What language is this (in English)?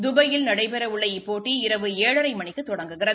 Tamil